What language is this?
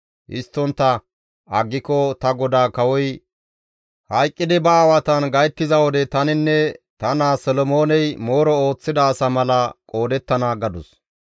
Gamo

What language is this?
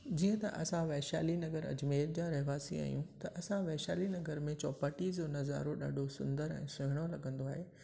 Sindhi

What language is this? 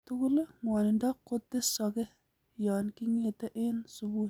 Kalenjin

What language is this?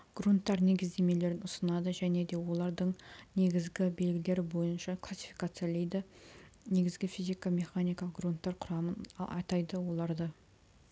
Kazakh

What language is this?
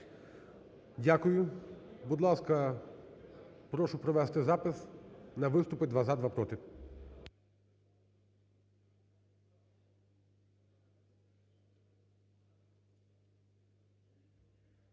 Ukrainian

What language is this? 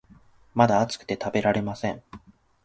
Japanese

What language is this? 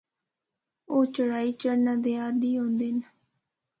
Northern Hindko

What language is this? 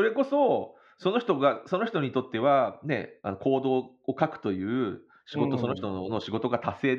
Japanese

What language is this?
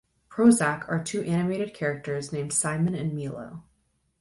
English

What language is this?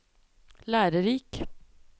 Norwegian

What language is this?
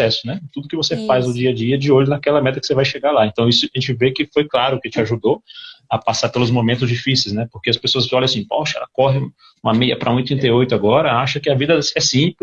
Portuguese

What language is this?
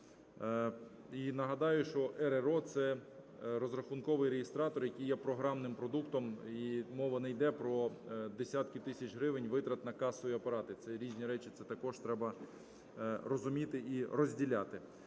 Ukrainian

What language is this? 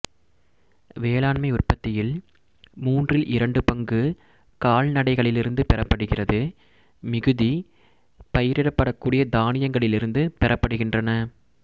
Tamil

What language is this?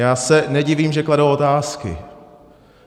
Czech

